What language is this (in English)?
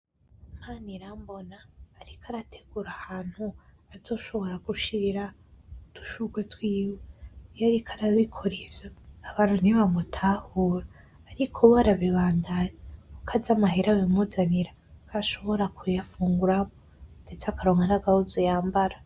Rundi